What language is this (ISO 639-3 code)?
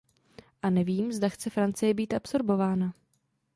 ces